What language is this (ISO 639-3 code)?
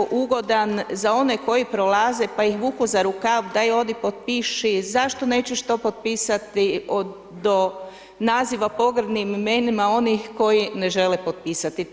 hrv